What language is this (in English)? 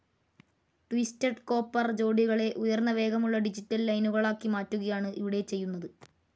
Malayalam